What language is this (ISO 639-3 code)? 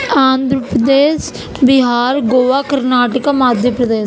urd